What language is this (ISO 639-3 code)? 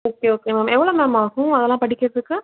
tam